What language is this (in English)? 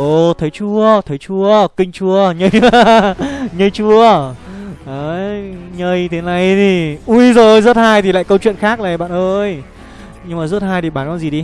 Vietnamese